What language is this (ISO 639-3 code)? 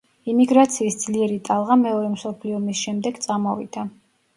kat